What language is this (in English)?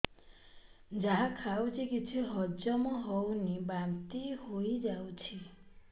Odia